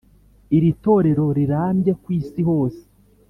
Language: Kinyarwanda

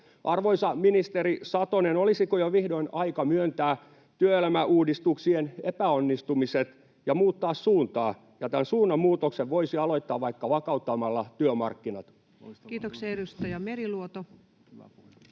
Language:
Finnish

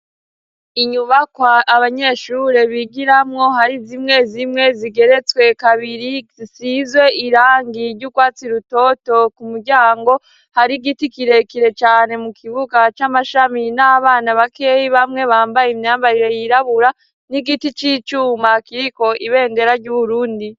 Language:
Rundi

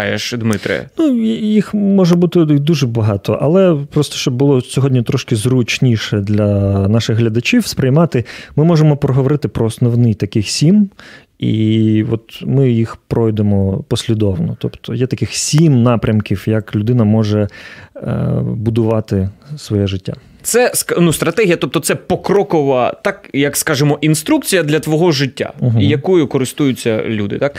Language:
Ukrainian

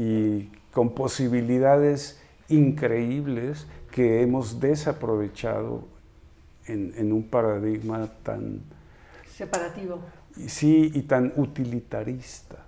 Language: Spanish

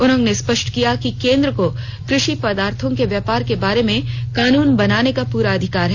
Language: Hindi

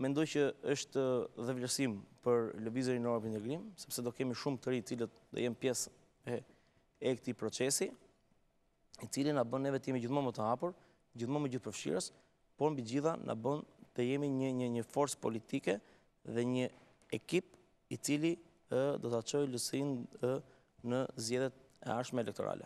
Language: Romanian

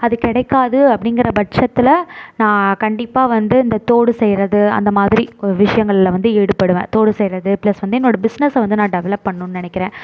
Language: Tamil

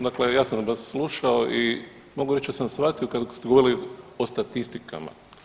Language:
Croatian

